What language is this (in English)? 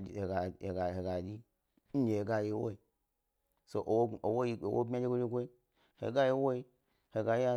Gbari